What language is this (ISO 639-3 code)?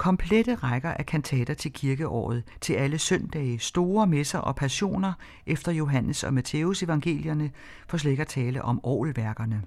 dan